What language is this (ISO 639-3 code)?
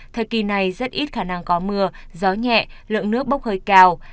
vie